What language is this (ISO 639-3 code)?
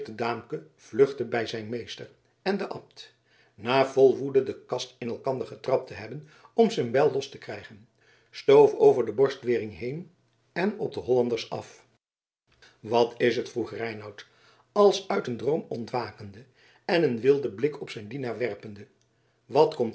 nld